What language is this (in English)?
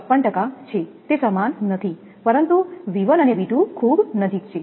Gujarati